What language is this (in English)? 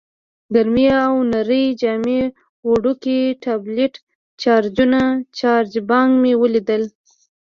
Pashto